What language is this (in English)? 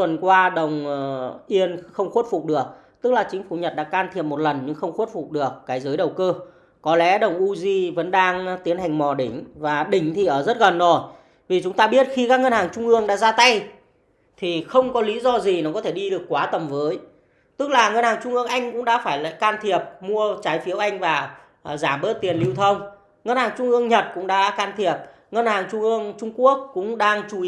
Vietnamese